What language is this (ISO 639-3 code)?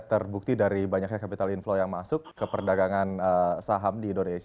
ind